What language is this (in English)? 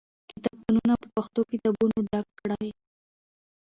Pashto